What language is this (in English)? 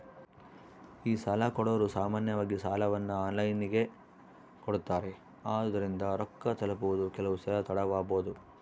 Kannada